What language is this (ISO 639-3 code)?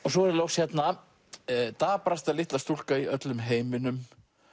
isl